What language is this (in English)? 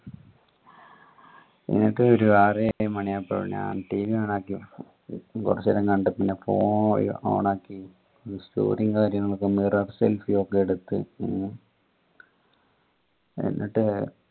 Malayalam